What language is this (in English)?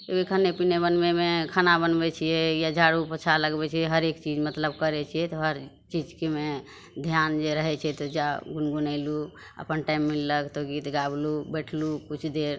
Maithili